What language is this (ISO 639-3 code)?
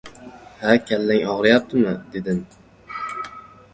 uzb